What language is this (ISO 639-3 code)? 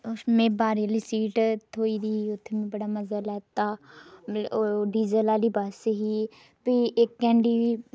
doi